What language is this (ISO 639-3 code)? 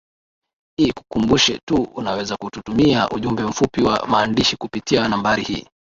swa